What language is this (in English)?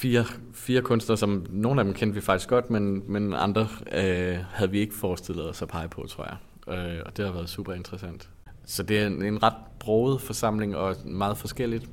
Danish